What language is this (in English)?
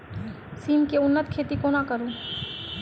Maithili